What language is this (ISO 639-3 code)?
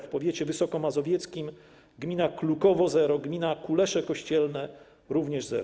pol